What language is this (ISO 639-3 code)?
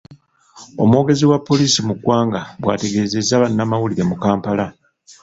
lug